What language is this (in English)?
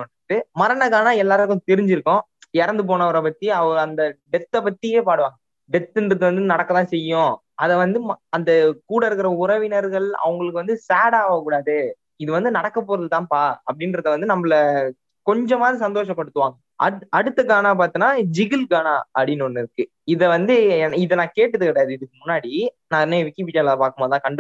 Tamil